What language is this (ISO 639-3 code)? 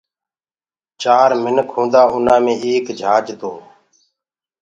ggg